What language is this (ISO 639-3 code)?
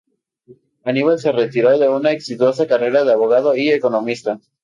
spa